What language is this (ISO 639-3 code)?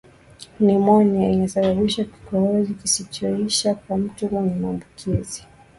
swa